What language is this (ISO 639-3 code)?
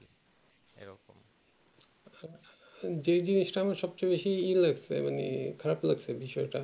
ben